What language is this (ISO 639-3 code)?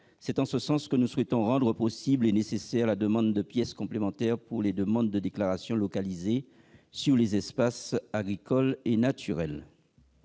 fra